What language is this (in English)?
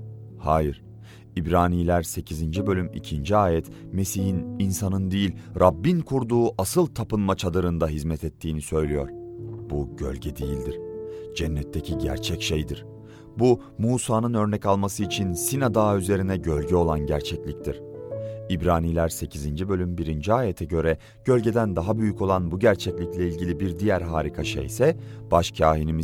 Turkish